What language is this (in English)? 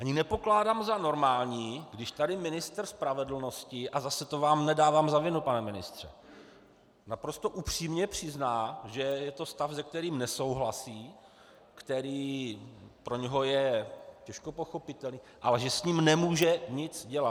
Czech